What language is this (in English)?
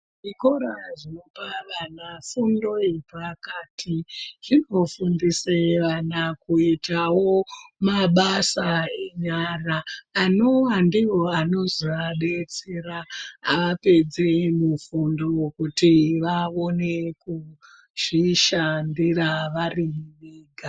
Ndau